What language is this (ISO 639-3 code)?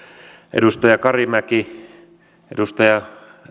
fin